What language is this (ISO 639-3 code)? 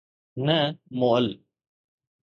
snd